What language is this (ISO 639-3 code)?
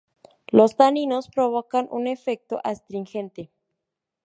spa